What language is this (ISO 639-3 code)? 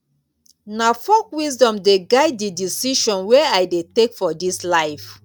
pcm